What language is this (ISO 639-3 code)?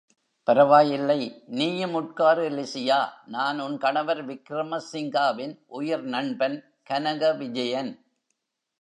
tam